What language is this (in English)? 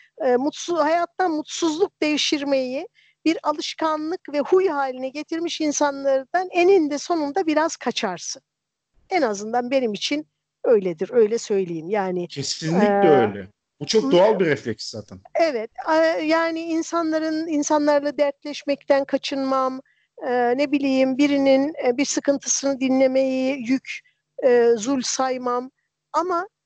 Turkish